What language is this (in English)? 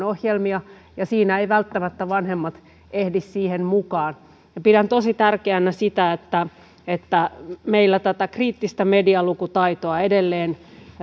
Finnish